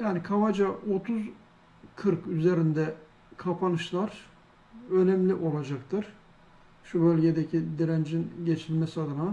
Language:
Turkish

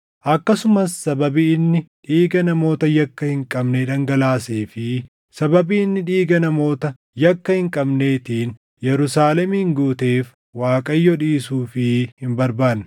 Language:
Oromo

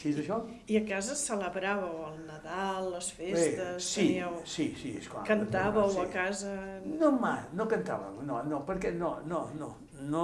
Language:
Catalan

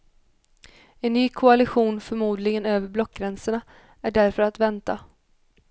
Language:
Swedish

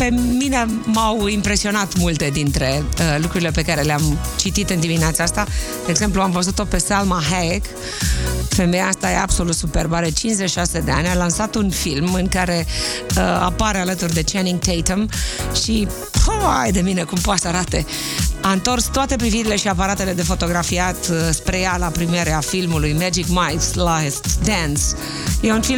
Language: Romanian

